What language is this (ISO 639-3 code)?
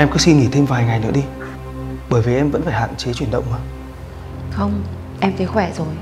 vie